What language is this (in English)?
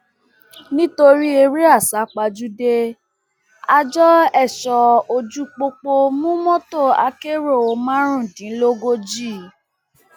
Yoruba